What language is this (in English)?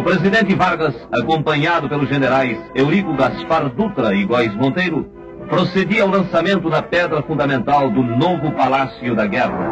Portuguese